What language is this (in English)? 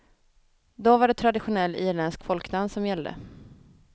Swedish